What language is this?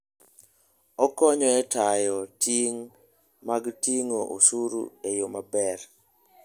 Luo (Kenya and Tanzania)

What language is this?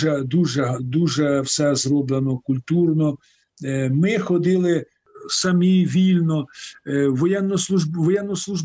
Ukrainian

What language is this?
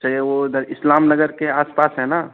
Urdu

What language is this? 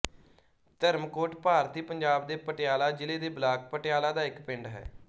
Punjabi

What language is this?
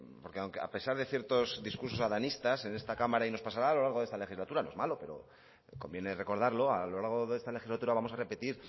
Spanish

